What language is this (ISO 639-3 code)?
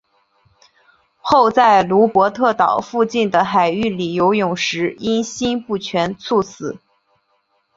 zho